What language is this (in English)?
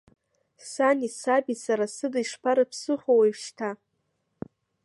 Abkhazian